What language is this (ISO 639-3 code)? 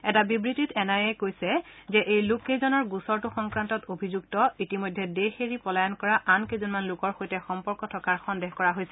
asm